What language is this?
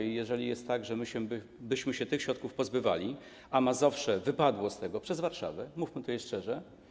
Polish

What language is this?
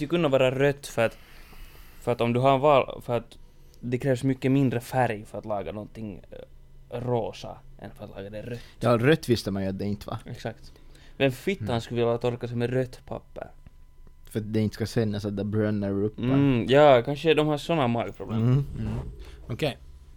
Swedish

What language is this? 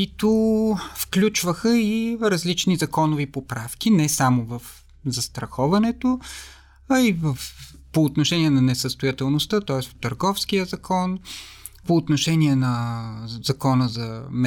Bulgarian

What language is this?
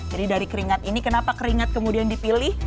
Indonesian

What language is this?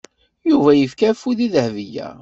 Kabyle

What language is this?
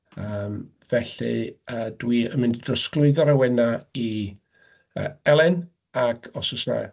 Welsh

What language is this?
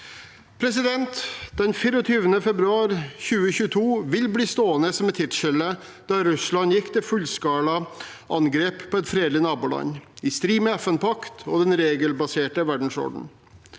Norwegian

